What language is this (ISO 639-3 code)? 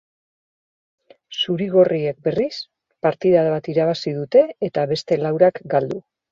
eus